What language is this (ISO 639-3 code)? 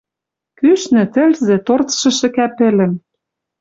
mrj